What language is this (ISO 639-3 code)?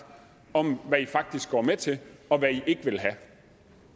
dan